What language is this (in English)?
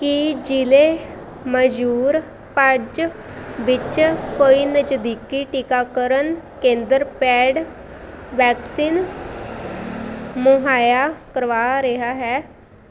Punjabi